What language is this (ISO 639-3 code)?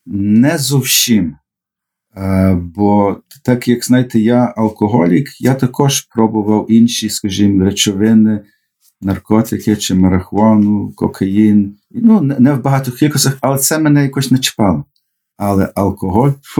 ukr